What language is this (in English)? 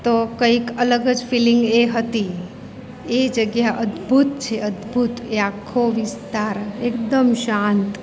Gujarati